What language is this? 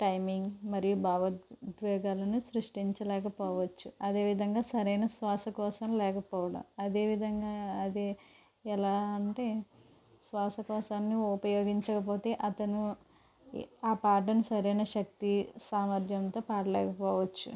Telugu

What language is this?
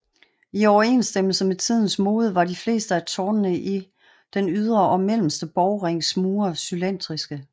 Danish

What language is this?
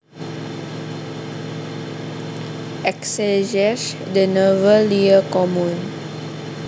Javanese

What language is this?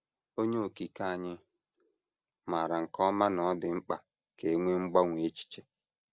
Igbo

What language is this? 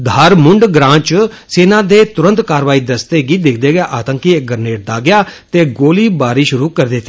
Dogri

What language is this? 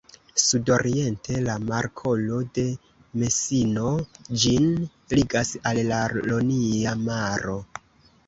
Esperanto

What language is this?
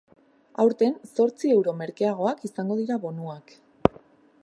Basque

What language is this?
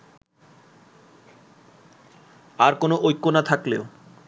Bangla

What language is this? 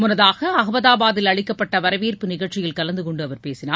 Tamil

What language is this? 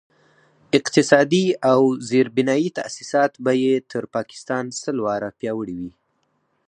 Pashto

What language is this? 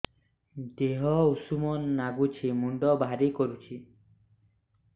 Odia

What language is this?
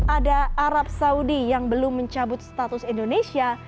Indonesian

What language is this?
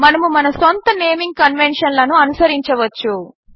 Telugu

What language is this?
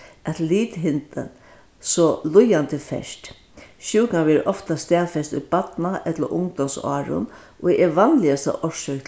Faroese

